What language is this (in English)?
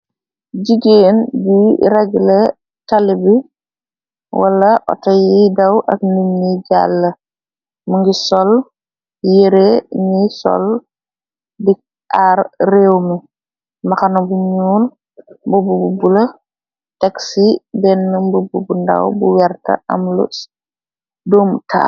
Wolof